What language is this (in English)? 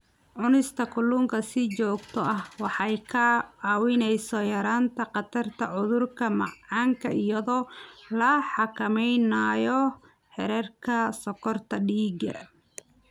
Somali